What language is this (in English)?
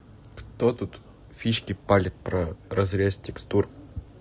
Russian